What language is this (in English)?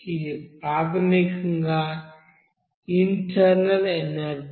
Telugu